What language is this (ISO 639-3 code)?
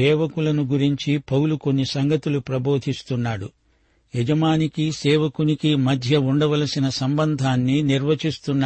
tel